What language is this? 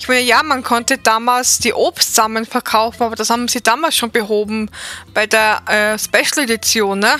German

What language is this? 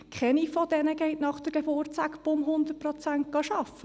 Swiss German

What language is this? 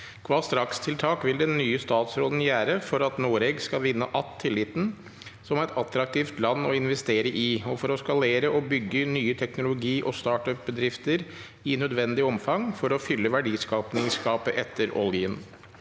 Norwegian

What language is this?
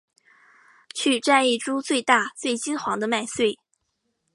Chinese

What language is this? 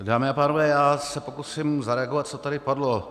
Czech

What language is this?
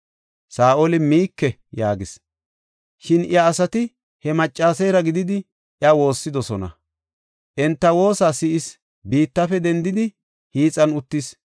Gofa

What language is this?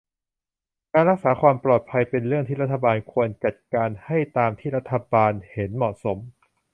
Thai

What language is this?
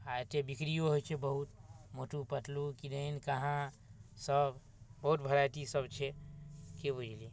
Maithili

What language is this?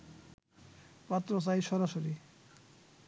Bangla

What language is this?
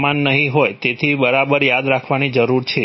Gujarati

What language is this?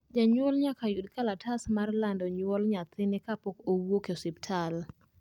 Luo (Kenya and Tanzania)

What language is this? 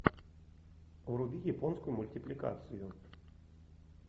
Russian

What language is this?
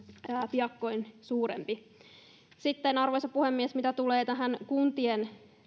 Finnish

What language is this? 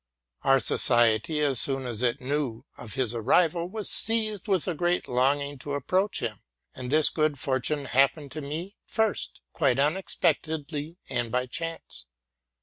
English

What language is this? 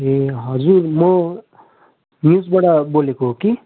Nepali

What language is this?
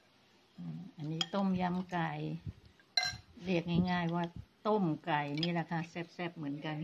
Thai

